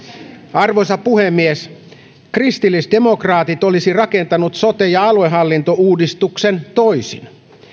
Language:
Finnish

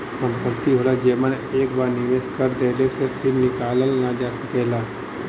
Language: Bhojpuri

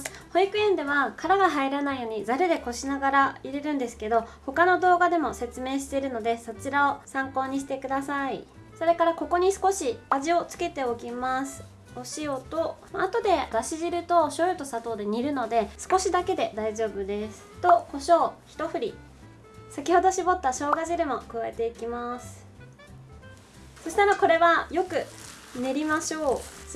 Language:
Japanese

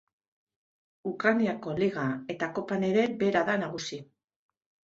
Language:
Basque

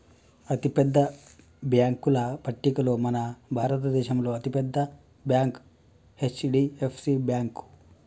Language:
Telugu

